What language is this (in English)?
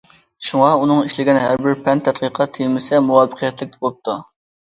Uyghur